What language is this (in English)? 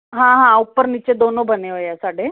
Punjabi